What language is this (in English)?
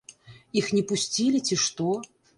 Belarusian